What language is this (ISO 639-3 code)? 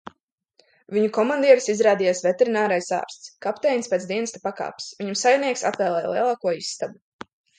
lav